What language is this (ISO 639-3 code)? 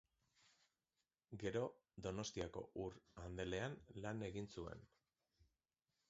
eus